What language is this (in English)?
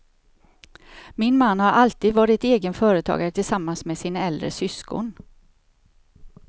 Swedish